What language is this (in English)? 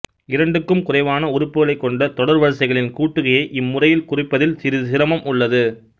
Tamil